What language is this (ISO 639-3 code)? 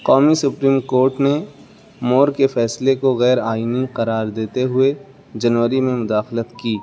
urd